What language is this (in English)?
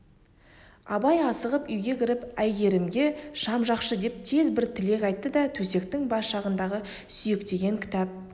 Kazakh